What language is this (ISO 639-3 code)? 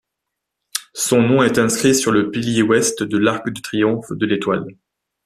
fra